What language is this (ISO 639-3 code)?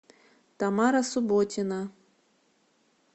rus